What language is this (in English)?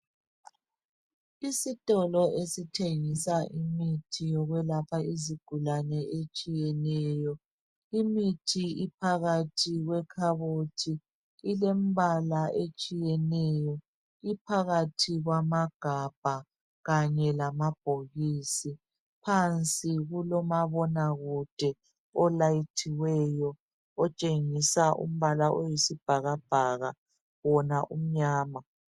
North Ndebele